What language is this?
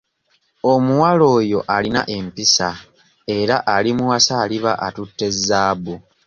Ganda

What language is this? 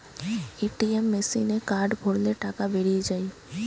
Bangla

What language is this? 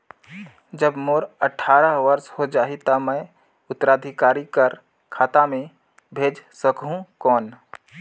Chhattisgarhi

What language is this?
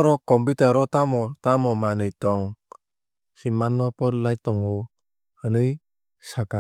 Kok Borok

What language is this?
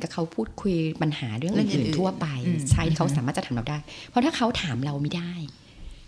Thai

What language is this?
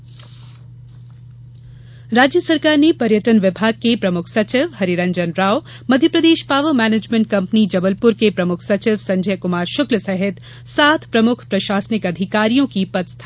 Hindi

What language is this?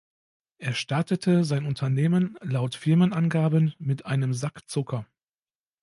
German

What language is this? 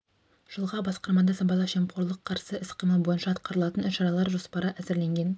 Kazakh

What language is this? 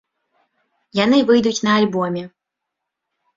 Belarusian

